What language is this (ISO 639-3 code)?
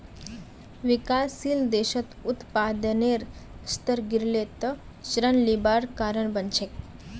mag